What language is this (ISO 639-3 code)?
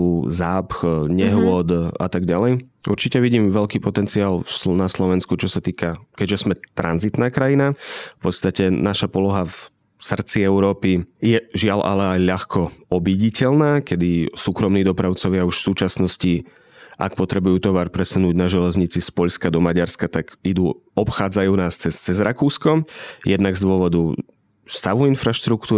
slk